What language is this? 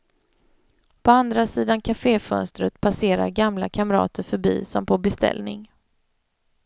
Swedish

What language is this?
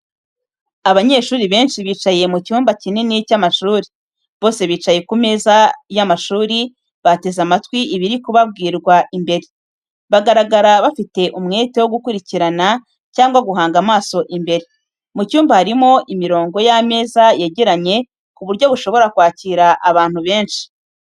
Kinyarwanda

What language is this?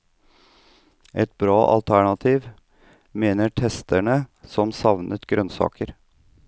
Norwegian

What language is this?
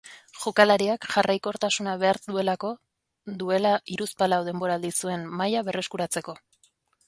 Basque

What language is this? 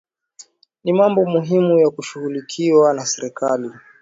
Swahili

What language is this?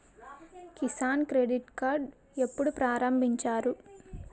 Telugu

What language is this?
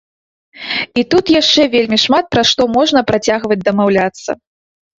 Belarusian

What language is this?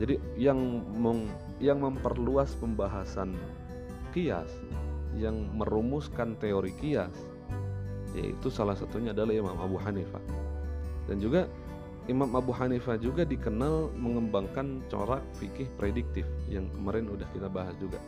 Indonesian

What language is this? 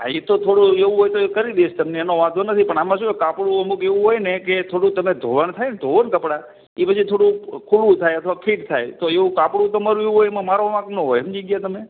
Gujarati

